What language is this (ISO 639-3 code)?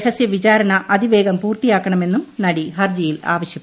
mal